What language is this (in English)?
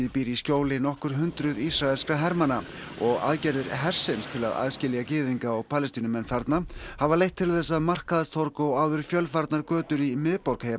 Icelandic